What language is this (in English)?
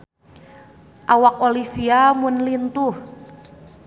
Sundanese